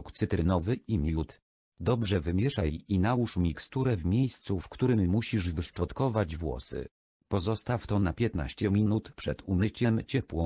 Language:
Polish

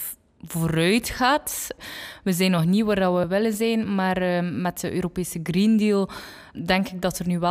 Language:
Dutch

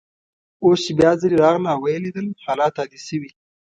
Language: Pashto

